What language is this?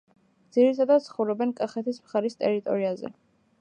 Georgian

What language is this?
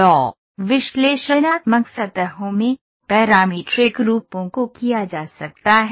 Hindi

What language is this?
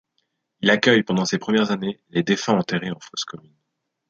French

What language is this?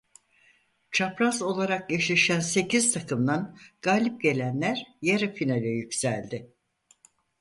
Turkish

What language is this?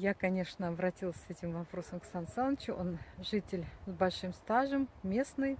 Russian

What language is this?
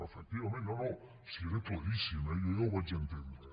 Catalan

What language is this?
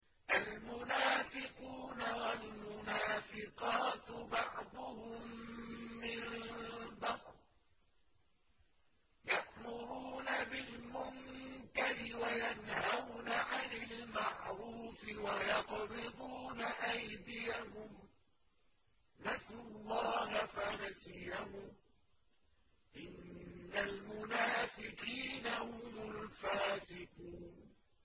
Arabic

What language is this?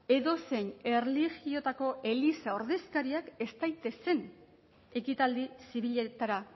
Basque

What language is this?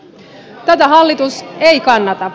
Finnish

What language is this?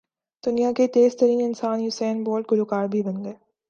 Urdu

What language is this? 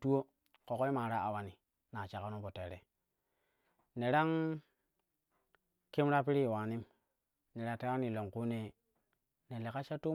Kushi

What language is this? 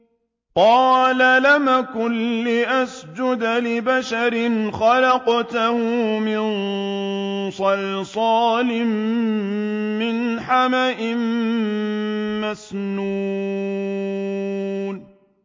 Arabic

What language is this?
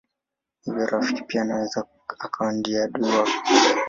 Swahili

